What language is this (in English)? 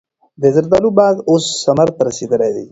Pashto